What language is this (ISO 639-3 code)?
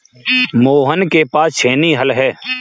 hin